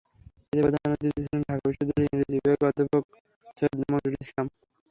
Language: Bangla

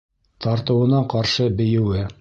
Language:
Bashkir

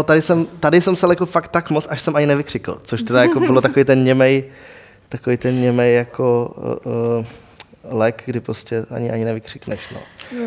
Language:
Czech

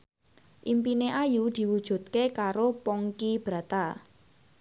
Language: Javanese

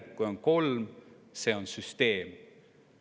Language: Estonian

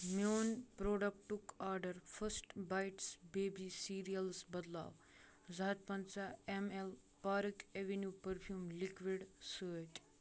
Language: Kashmiri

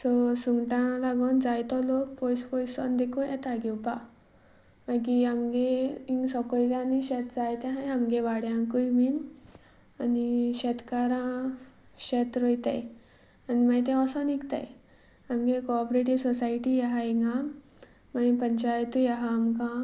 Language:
Konkani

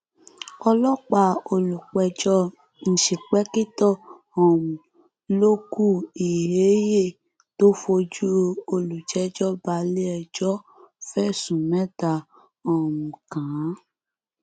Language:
Yoruba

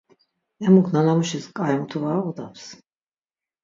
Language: Laz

